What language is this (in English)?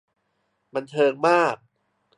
Thai